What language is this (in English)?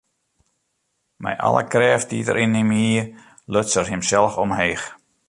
Western Frisian